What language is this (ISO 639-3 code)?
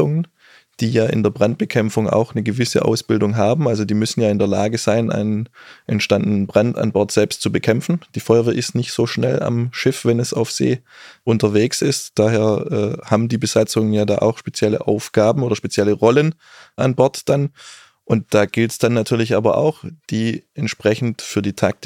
deu